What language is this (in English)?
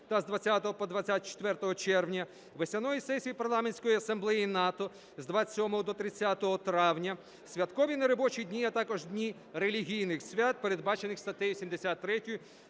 Ukrainian